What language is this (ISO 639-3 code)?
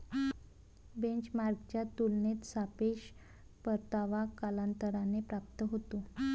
mar